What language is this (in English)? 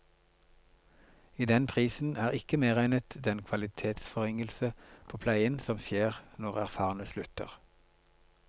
Norwegian